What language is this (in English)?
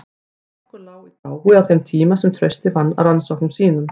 Icelandic